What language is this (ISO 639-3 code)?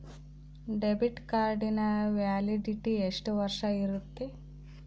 kan